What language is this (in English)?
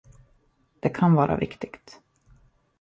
Swedish